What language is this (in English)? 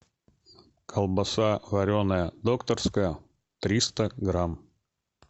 Russian